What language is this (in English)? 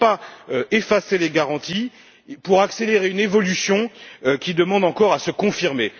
French